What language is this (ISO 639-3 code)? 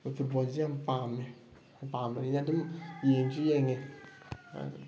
mni